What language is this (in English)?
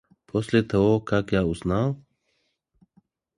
Russian